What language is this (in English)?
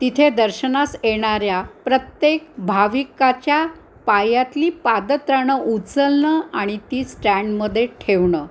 Marathi